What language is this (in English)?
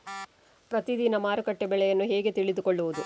Kannada